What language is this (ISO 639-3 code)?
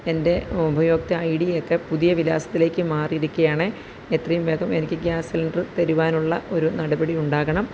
mal